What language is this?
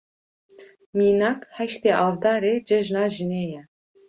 Kurdish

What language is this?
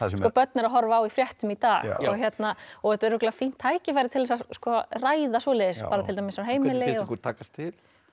Icelandic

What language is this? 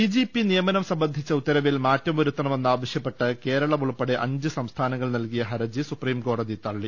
Malayalam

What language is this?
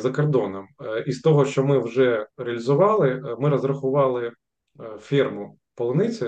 Ukrainian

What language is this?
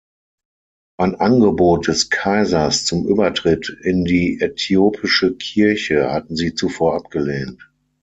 German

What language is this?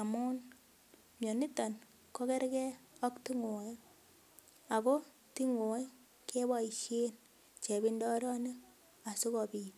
Kalenjin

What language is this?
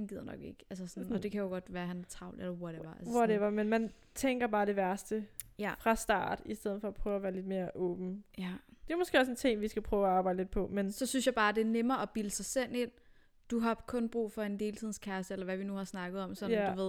Danish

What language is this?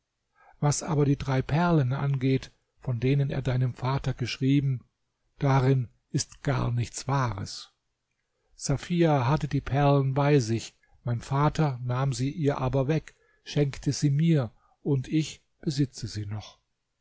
German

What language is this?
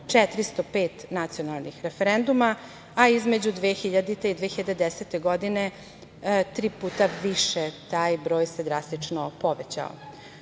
Serbian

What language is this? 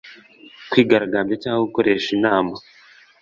Kinyarwanda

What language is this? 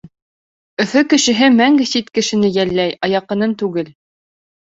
Bashkir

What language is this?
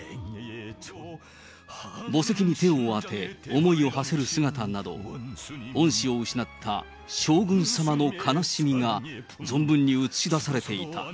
Japanese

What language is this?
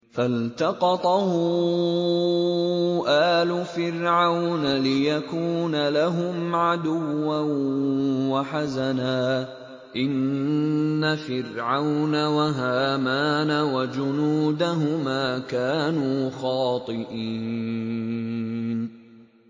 Arabic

